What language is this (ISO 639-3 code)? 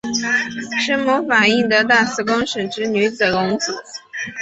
zho